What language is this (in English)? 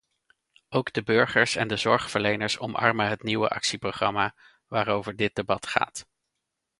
Dutch